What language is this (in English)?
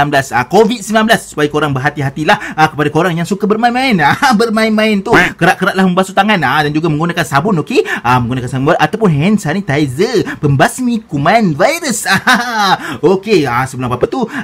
Malay